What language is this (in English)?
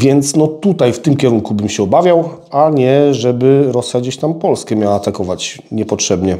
Polish